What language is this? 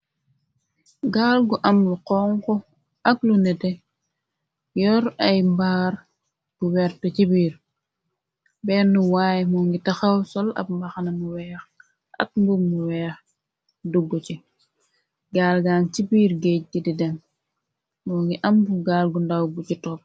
Wolof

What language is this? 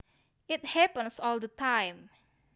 Javanese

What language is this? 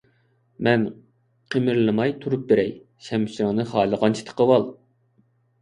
Uyghur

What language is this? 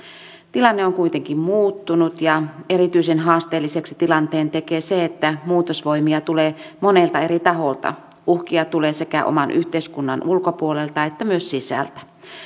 Finnish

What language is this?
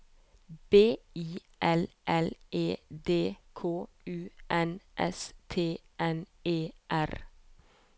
Norwegian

